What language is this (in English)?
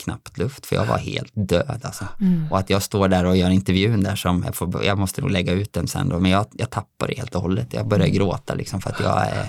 Swedish